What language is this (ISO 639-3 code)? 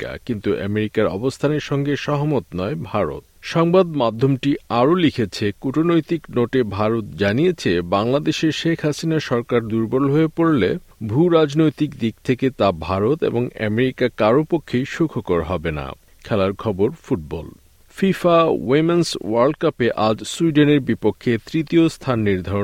ben